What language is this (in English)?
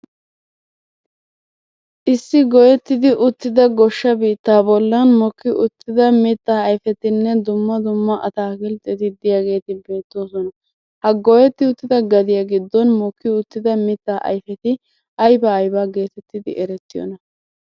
Wolaytta